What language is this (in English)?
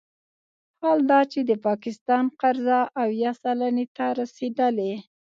Pashto